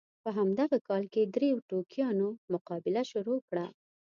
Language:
Pashto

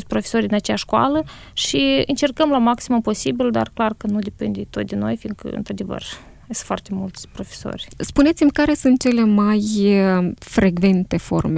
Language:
Romanian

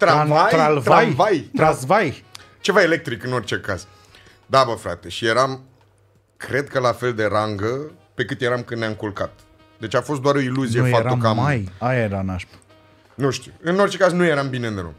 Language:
Romanian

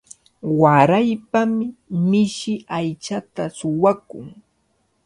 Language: Cajatambo North Lima Quechua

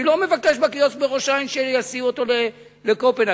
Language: Hebrew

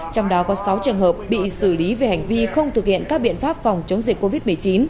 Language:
Vietnamese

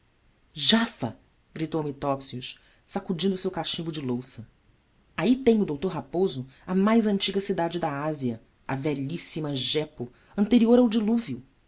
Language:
Portuguese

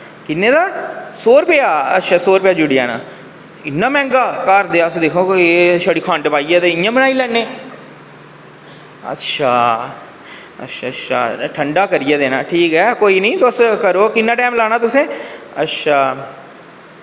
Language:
Dogri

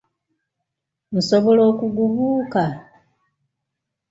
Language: Ganda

